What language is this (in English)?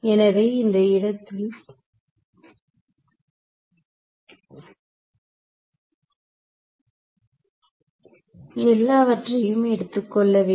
Tamil